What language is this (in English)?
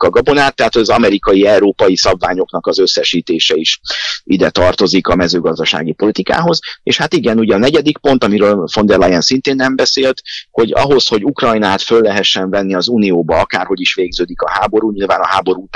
Hungarian